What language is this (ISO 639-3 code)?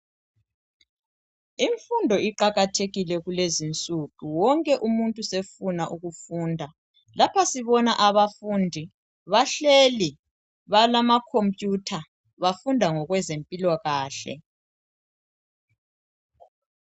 nde